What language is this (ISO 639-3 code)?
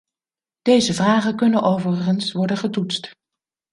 nld